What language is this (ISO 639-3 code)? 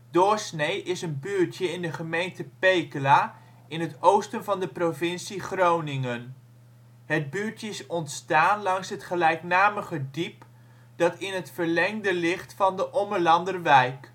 nld